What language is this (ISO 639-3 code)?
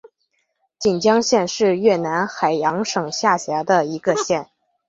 zho